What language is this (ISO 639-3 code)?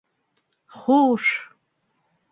bak